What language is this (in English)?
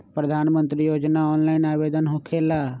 Magahi